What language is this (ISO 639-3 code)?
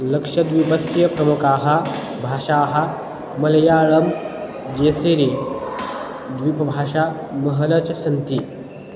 san